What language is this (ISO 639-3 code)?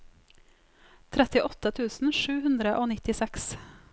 nor